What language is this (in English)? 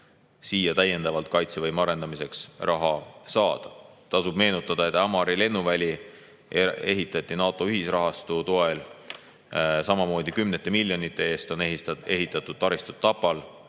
Estonian